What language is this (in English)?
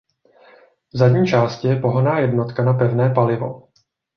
Czech